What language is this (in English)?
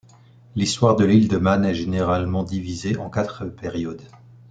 French